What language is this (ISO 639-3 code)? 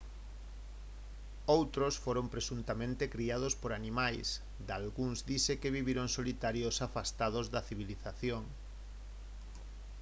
glg